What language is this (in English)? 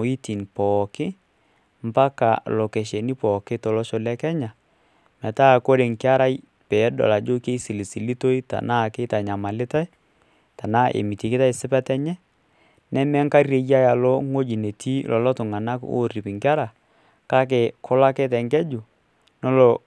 Masai